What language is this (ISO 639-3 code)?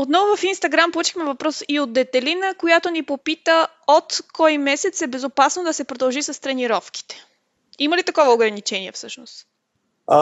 bul